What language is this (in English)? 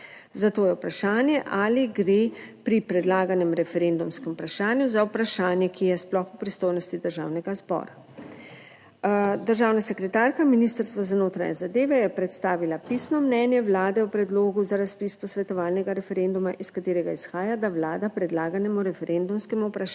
Slovenian